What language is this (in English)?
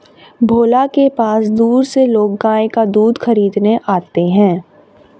Hindi